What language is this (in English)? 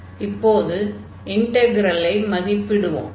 Tamil